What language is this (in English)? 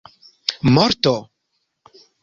Esperanto